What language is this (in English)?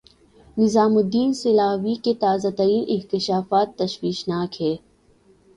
Urdu